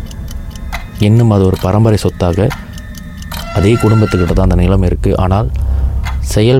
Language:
Tamil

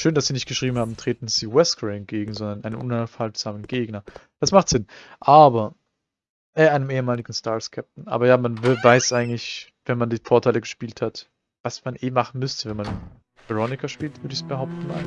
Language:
German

